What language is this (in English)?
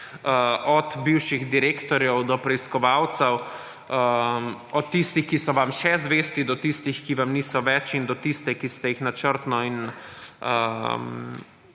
Slovenian